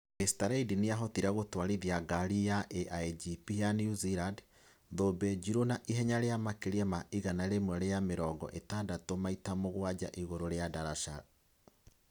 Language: Kikuyu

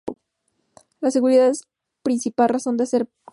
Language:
Spanish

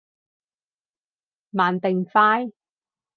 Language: Cantonese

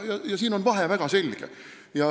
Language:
Estonian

